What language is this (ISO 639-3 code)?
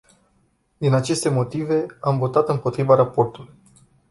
ron